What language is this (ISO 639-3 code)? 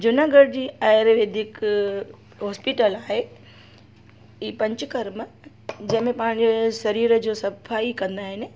snd